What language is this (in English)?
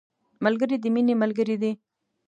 Pashto